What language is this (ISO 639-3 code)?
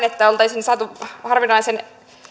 fin